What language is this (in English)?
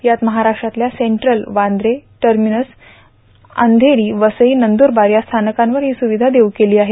Marathi